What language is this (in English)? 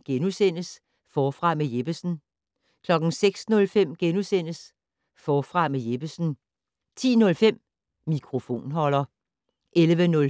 Danish